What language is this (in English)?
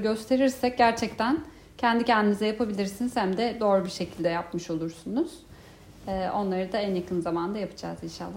Turkish